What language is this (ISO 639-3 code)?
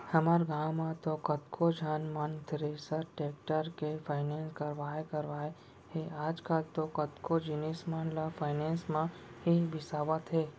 hne